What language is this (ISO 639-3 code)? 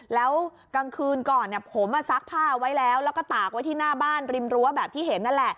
tha